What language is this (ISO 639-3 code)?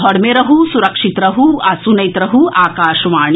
mai